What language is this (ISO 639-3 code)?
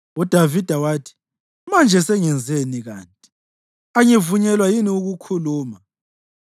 nde